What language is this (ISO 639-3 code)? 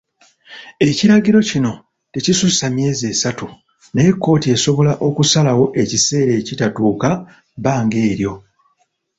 lug